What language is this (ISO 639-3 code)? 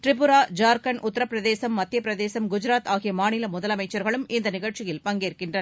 tam